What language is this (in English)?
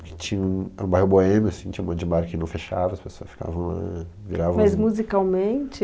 Portuguese